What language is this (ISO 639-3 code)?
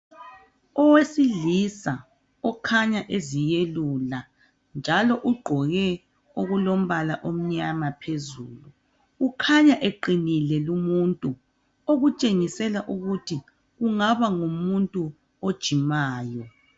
nde